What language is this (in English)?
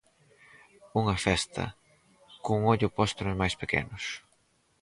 Galician